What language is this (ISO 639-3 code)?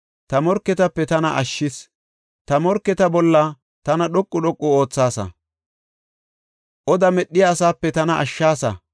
gof